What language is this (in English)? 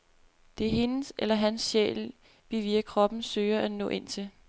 Danish